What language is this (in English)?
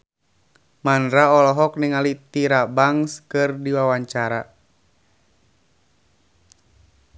Sundanese